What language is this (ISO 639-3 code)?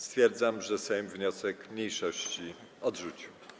pol